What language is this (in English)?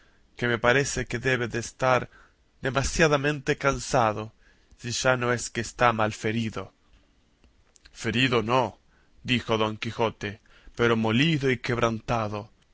Spanish